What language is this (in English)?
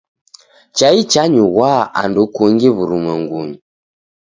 Taita